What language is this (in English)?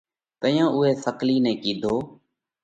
Parkari Koli